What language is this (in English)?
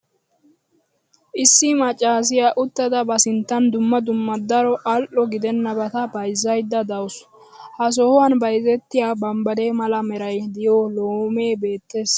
Wolaytta